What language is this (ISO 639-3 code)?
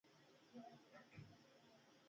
pus